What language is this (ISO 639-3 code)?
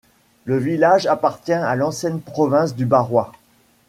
fra